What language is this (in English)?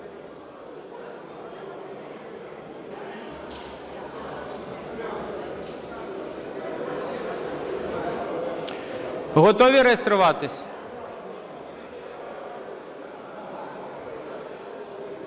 Ukrainian